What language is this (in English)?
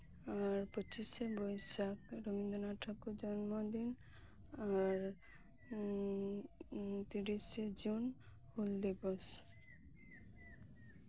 Santali